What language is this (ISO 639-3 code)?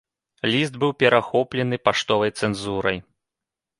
bel